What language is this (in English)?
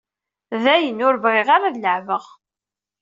Kabyle